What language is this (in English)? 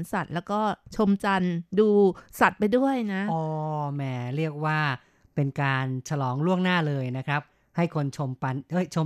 Thai